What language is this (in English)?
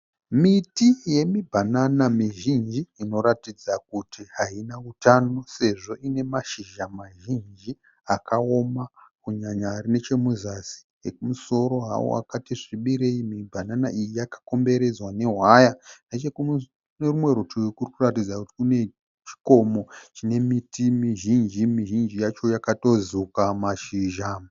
Shona